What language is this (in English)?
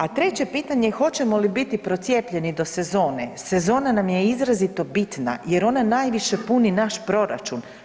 Croatian